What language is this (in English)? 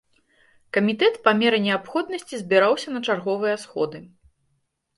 Belarusian